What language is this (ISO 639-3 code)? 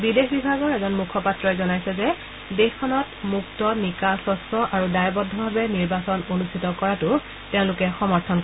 asm